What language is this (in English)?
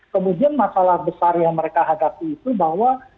Indonesian